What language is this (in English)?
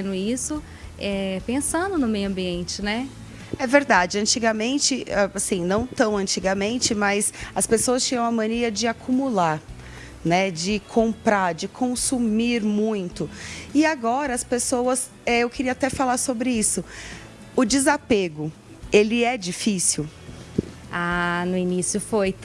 Portuguese